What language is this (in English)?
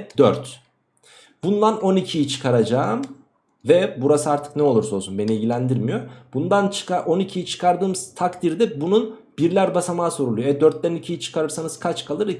Turkish